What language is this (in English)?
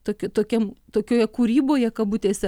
Lithuanian